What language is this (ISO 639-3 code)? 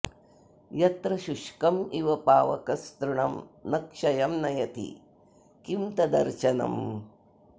san